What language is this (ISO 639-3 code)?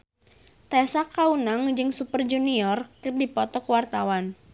sun